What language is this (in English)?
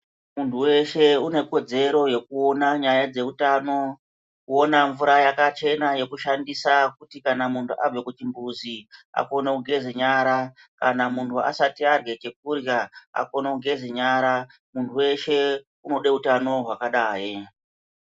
Ndau